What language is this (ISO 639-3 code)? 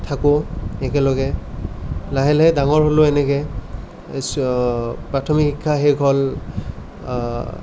asm